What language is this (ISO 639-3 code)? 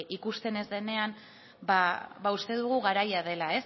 eus